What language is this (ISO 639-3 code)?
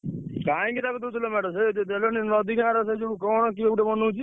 ori